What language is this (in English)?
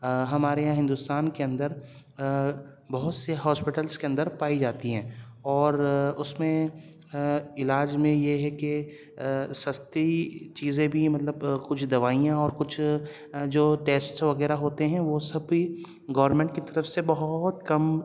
Urdu